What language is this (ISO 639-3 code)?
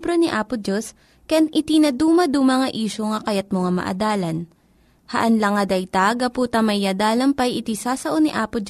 fil